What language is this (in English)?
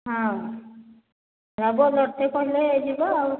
Odia